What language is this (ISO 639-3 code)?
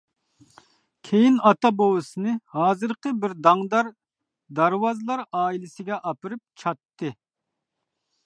uig